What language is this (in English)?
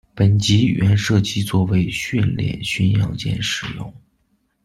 Chinese